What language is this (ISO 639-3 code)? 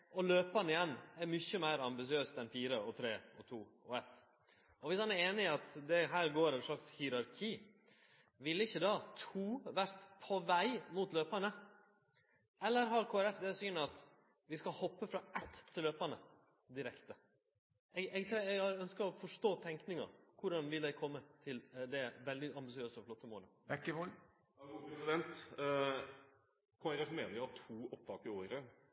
nor